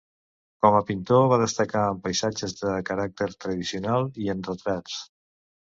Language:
Catalan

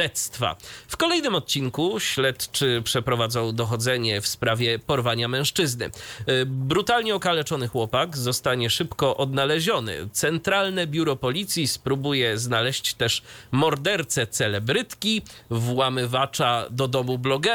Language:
Polish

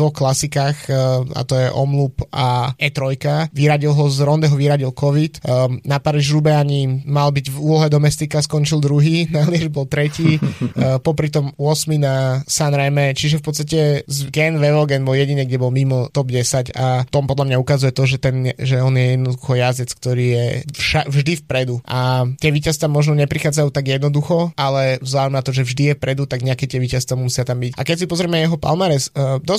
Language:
Slovak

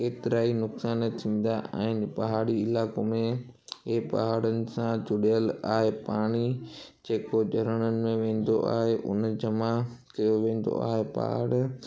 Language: Sindhi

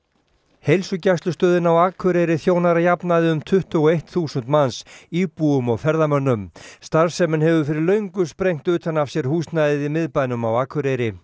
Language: Icelandic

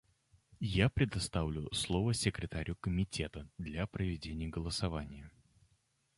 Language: Russian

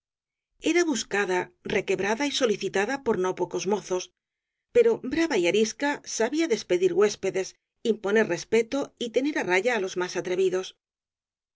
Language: Spanish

